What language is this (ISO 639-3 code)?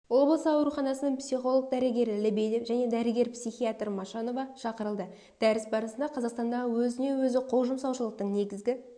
kaz